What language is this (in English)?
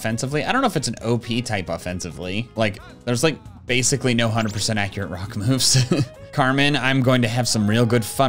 English